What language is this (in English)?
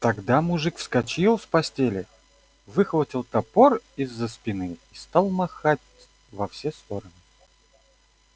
Russian